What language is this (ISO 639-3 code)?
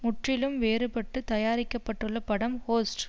tam